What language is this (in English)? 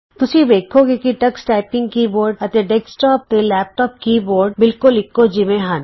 Punjabi